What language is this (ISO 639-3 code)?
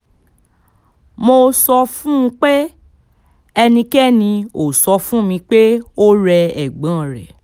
yor